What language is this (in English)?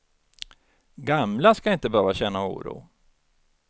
Swedish